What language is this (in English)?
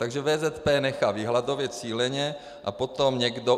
Czech